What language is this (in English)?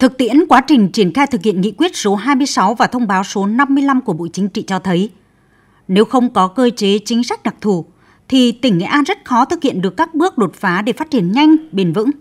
Vietnamese